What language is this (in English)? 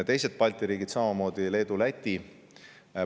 Estonian